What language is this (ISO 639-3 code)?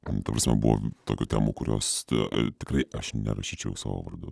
lit